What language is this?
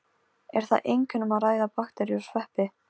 Icelandic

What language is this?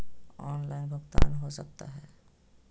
Magahi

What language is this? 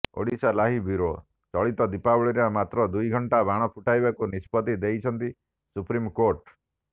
Odia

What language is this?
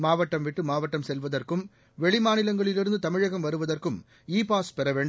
Tamil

